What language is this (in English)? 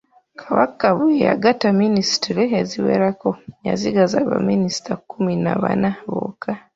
Ganda